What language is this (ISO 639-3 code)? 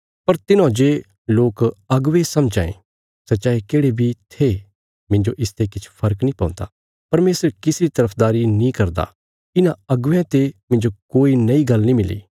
kfs